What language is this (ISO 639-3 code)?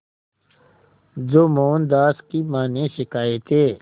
hin